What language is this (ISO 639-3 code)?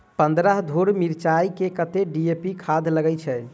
mai